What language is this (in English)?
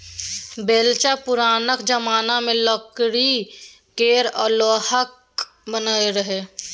Maithili